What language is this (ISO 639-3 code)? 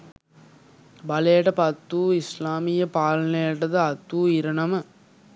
sin